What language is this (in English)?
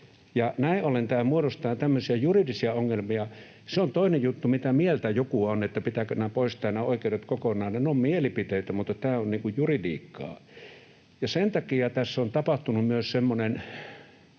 Finnish